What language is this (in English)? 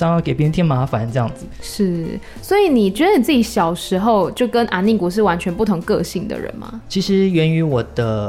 Chinese